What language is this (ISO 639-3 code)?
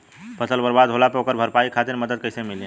bho